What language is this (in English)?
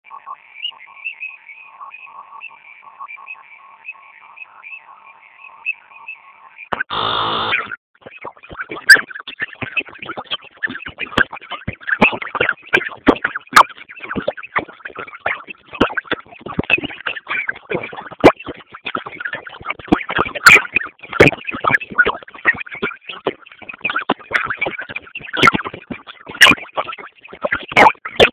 Swahili